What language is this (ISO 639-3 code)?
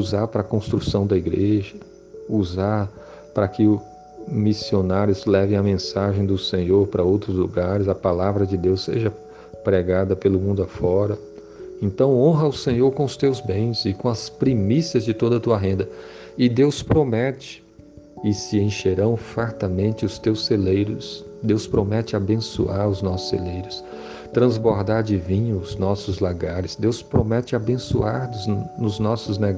por